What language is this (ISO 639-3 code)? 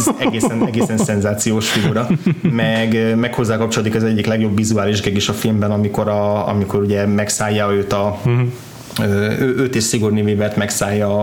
hun